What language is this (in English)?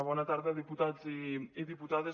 Catalan